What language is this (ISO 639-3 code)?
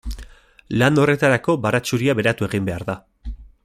eus